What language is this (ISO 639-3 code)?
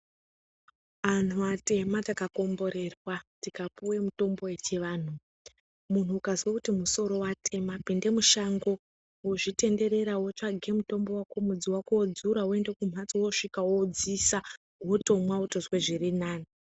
ndc